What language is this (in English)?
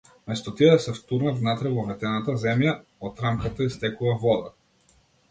Macedonian